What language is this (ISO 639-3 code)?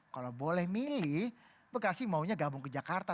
ind